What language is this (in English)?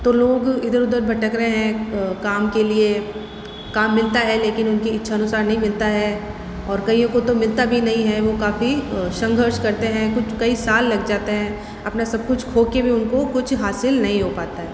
Hindi